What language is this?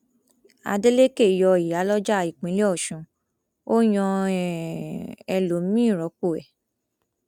Yoruba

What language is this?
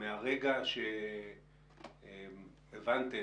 Hebrew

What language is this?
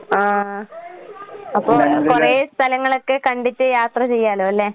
Malayalam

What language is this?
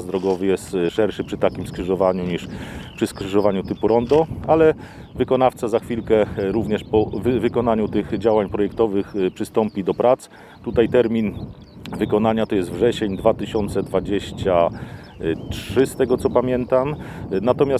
Polish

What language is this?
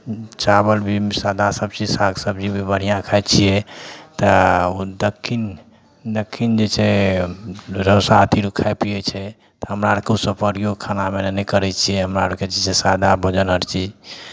Maithili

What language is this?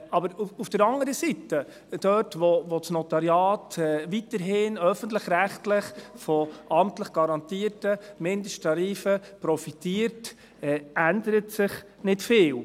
Swiss German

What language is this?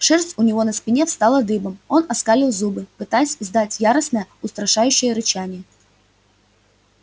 Russian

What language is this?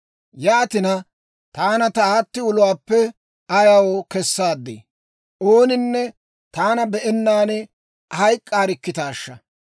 Dawro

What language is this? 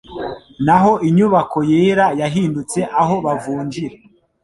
Kinyarwanda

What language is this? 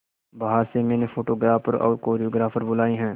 Hindi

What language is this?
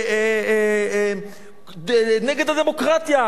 Hebrew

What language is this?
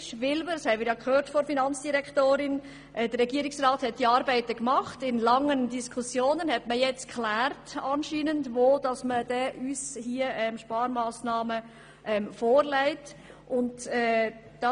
Swiss German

